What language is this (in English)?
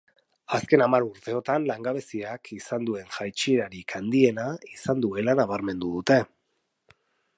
Basque